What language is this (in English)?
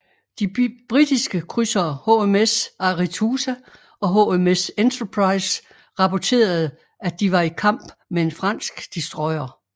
Danish